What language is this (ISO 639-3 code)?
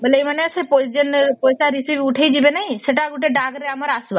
ori